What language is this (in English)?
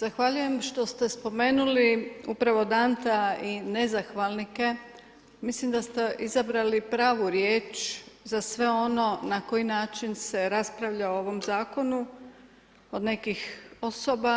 Croatian